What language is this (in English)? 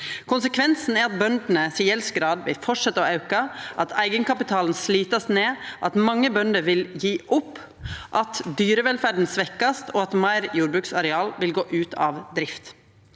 Norwegian